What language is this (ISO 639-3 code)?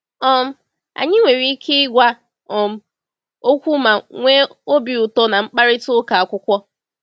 ibo